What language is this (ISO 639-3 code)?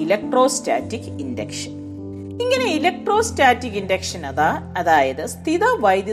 mal